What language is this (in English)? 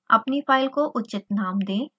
Hindi